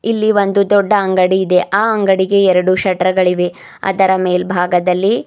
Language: Kannada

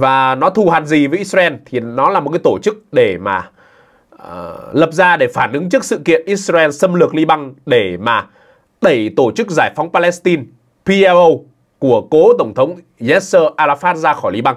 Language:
Vietnamese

